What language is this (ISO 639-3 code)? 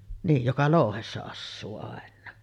fin